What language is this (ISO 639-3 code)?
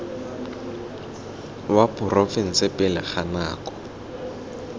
tsn